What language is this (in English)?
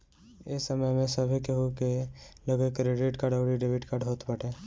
Bhojpuri